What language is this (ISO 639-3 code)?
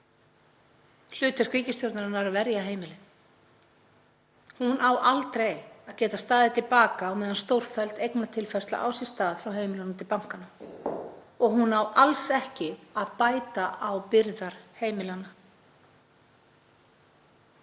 isl